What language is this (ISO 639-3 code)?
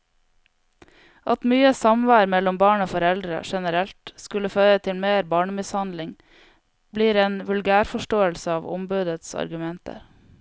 nor